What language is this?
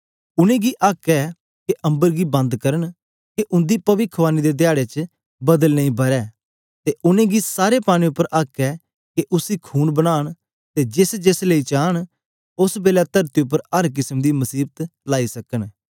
Dogri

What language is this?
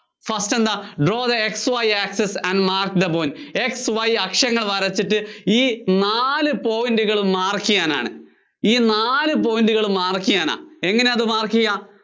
Malayalam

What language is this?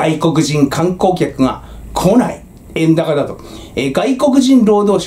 Japanese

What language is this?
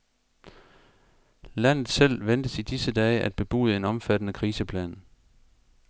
Danish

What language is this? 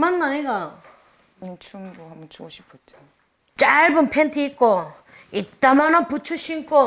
Korean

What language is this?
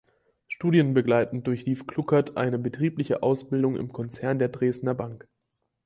German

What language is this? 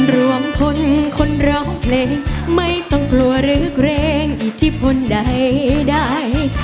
Thai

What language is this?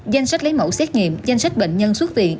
Vietnamese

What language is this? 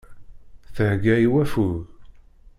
Kabyle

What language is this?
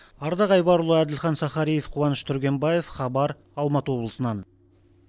Kazakh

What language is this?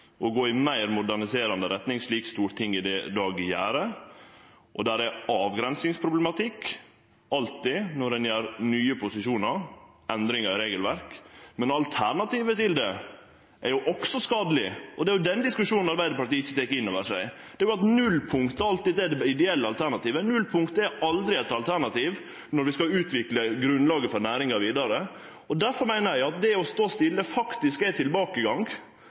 Norwegian Nynorsk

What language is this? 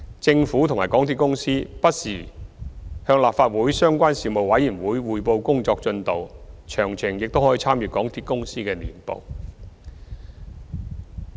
Cantonese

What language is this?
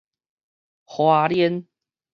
Min Nan Chinese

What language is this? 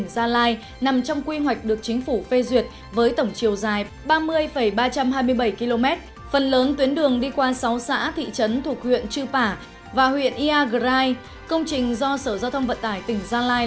Vietnamese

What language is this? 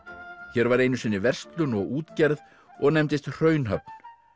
Icelandic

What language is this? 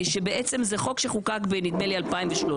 Hebrew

